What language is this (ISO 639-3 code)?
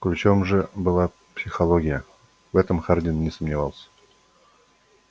rus